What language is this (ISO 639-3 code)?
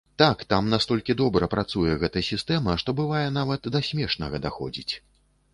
bel